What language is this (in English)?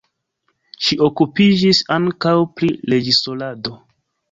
Esperanto